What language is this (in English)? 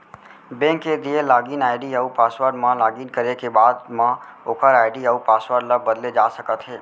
Chhattisgarhi